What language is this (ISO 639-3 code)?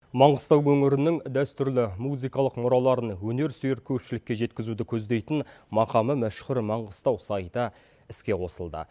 kaz